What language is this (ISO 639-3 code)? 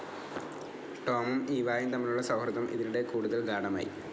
mal